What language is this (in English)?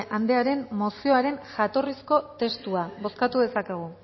Basque